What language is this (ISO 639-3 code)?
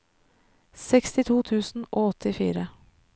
nor